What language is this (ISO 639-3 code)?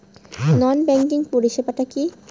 ben